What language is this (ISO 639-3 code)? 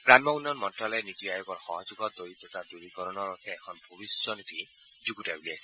asm